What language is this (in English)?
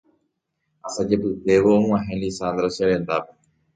Guarani